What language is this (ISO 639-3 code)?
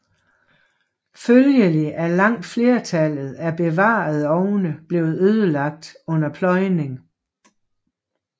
dan